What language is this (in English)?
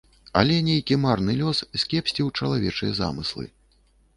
Belarusian